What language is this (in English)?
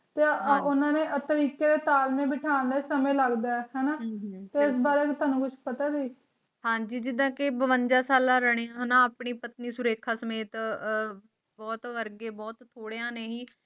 Punjabi